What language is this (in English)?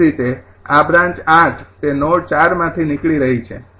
Gujarati